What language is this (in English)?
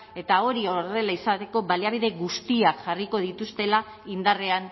Basque